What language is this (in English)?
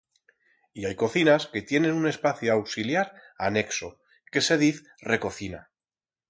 Aragonese